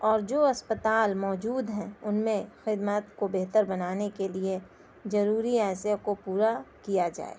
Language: Urdu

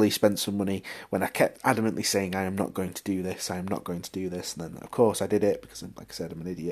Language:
English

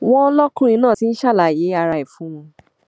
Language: Yoruba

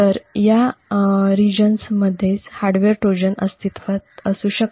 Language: Marathi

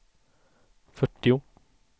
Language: Swedish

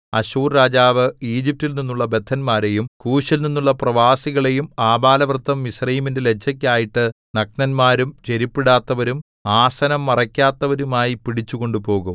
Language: Malayalam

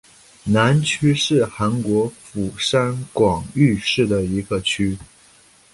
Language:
Chinese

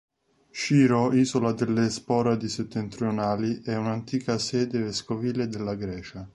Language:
Italian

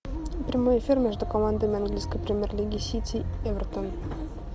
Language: Russian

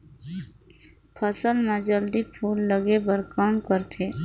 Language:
Chhattisgarhi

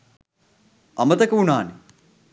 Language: Sinhala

